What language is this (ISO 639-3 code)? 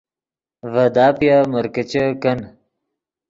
ydg